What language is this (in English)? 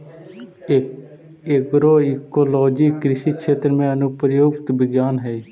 Magahi